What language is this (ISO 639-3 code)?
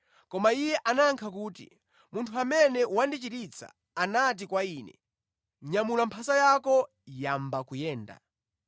nya